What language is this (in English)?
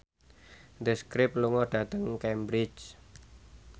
Javanese